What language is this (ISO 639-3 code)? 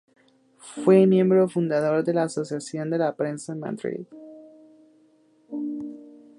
spa